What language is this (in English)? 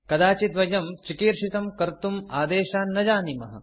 Sanskrit